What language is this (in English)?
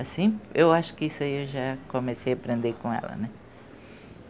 Portuguese